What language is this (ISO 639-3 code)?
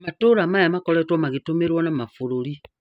kik